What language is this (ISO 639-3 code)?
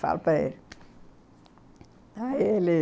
por